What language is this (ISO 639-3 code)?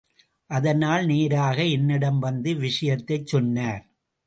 tam